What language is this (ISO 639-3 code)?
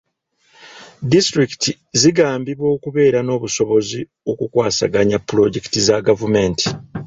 lug